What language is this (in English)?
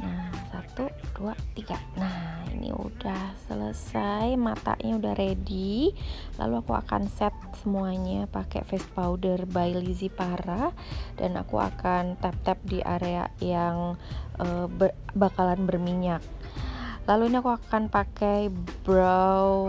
Indonesian